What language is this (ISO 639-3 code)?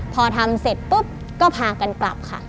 tha